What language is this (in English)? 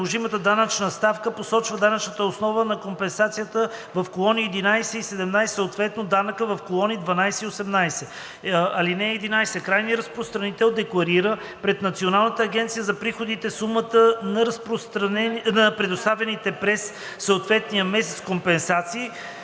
Bulgarian